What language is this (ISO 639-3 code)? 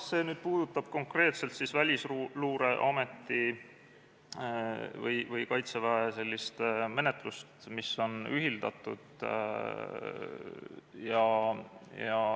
est